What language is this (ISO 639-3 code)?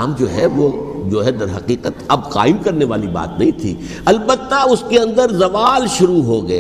urd